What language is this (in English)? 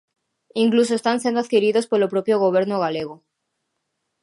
Galician